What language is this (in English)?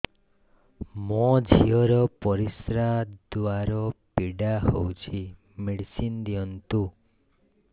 Odia